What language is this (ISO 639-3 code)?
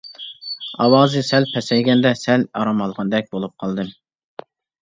uig